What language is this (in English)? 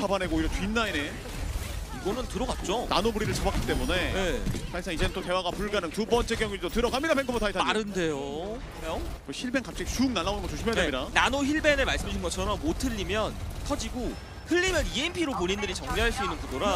Korean